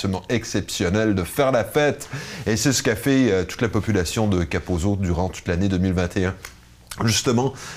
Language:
French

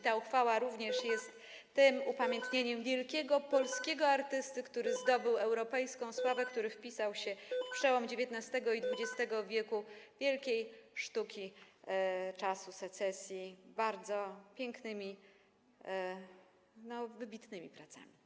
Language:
Polish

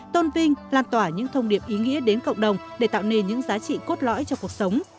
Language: Vietnamese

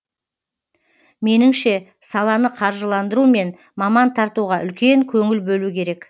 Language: Kazakh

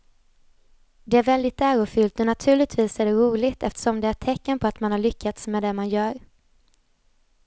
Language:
Swedish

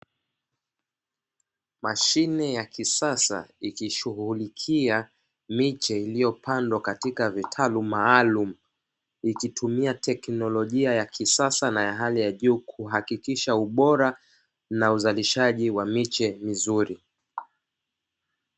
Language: Swahili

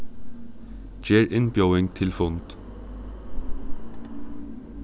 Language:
Faroese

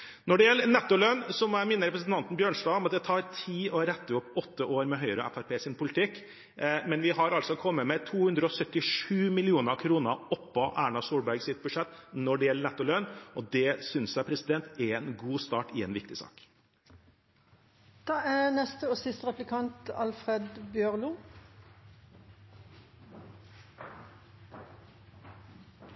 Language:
Norwegian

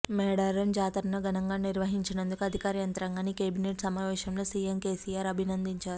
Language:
Telugu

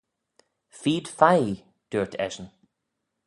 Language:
Manx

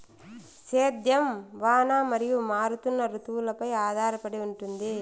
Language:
Telugu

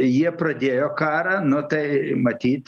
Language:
Lithuanian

